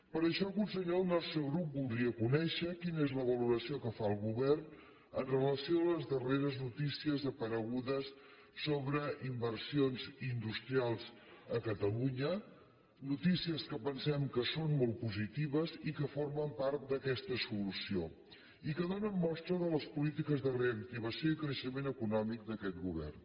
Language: Catalan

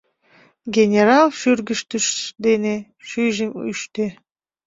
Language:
Mari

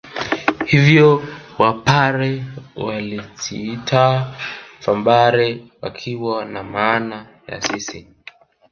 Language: Swahili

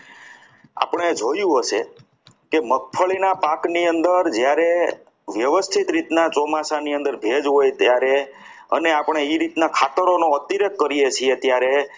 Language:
Gujarati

